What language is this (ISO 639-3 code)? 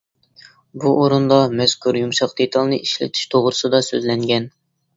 uig